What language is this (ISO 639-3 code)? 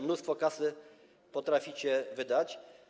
pol